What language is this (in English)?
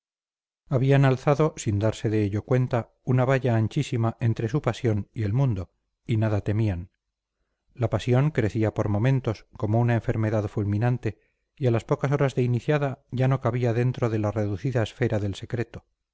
Spanish